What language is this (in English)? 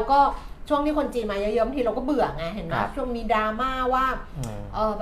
Thai